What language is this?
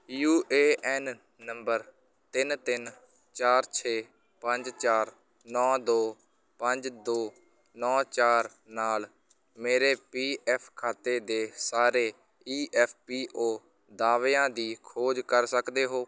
Punjabi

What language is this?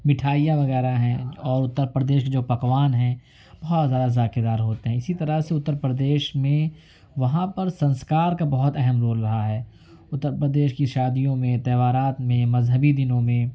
Urdu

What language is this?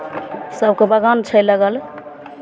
Maithili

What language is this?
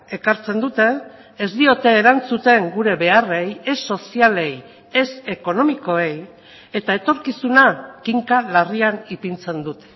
Basque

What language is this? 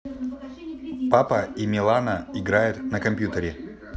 Russian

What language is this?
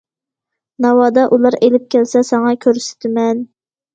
Uyghur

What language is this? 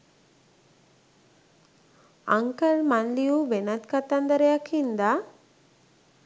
Sinhala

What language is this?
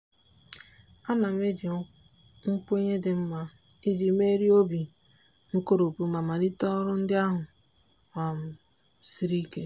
Igbo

